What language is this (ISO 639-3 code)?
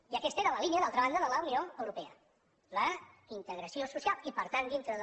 cat